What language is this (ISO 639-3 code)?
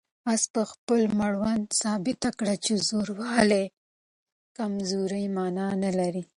pus